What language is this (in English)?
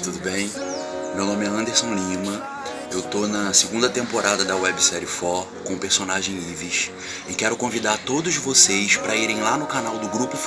Portuguese